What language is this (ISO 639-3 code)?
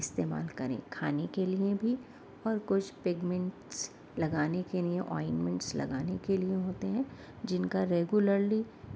urd